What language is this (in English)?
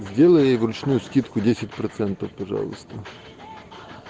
Russian